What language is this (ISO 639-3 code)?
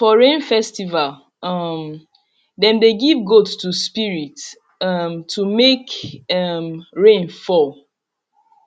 pcm